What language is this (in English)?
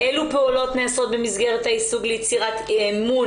Hebrew